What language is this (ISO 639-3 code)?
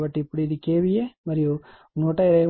tel